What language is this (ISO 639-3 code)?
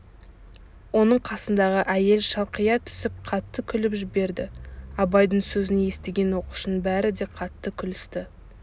kaz